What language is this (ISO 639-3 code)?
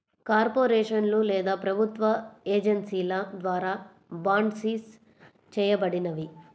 tel